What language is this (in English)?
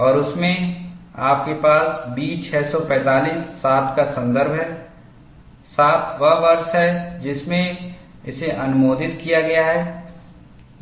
Hindi